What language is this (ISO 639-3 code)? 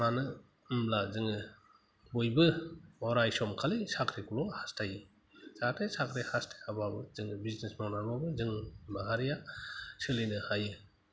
brx